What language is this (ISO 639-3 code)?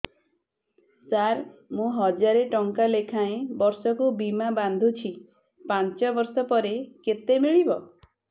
ori